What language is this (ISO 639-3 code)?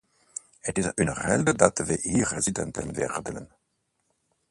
nld